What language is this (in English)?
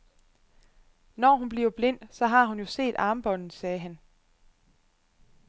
Danish